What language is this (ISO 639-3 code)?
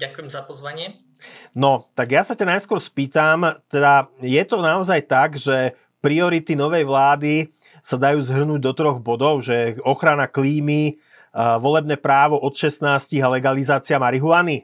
slk